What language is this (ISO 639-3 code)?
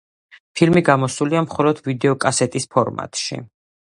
kat